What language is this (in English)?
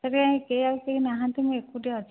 Odia